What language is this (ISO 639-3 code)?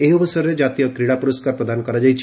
ori